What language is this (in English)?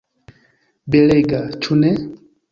Esperanto